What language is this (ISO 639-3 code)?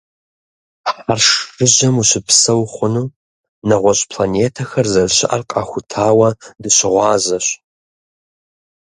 kbd